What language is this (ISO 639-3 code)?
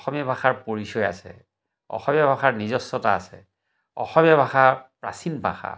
asm